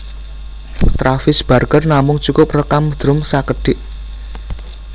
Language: Javanese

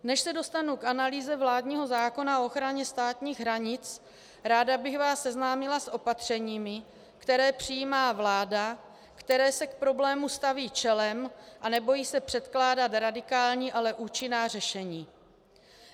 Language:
Czech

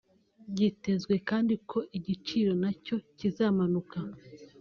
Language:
Kinyarwanda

